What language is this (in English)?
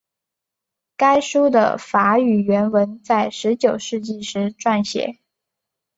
Chinese